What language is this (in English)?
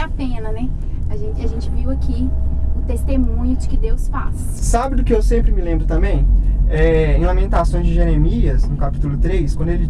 Portuguese